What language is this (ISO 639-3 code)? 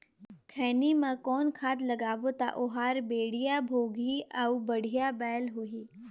hne